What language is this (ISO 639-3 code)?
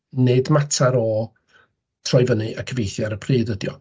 cym